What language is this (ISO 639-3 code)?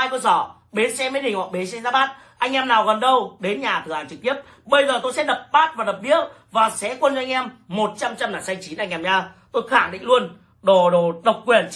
vie